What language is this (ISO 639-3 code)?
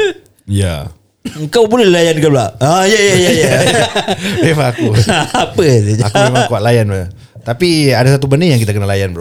msa